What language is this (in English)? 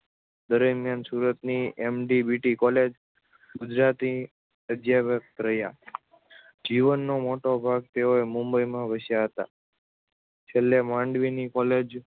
Gujarati